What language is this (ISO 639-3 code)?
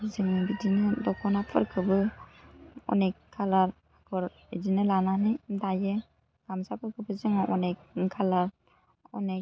brx